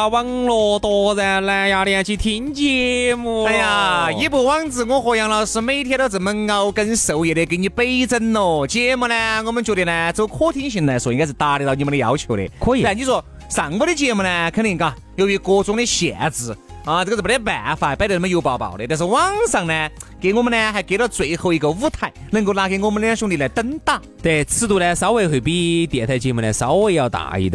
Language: Chinese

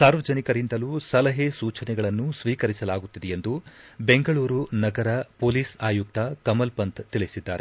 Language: Kannada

